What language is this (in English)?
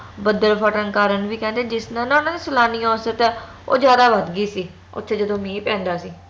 Punjabi